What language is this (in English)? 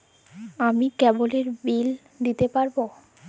Bangla